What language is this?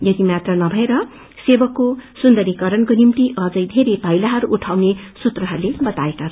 Nepali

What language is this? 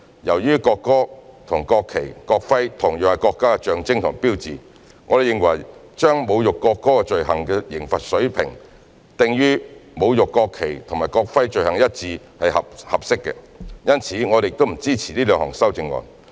Cantonese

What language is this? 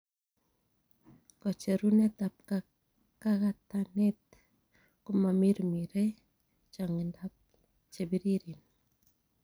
Kalenjin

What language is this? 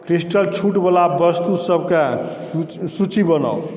Maithili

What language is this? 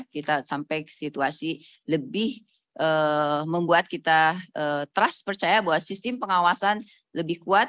Indonesian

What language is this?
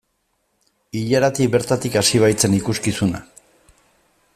Basque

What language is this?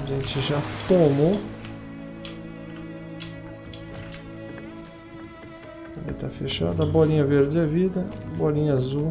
Portuguese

